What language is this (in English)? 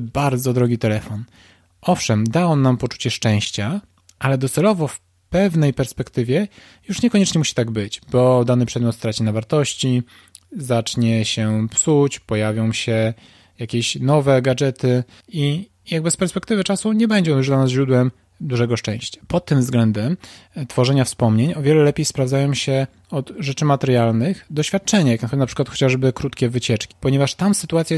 Polish